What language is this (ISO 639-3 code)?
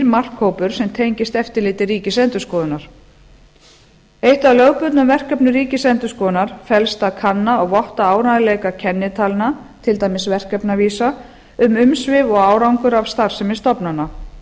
isl